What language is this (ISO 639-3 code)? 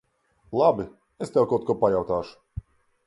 lav